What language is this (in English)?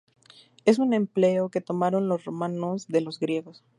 Spanish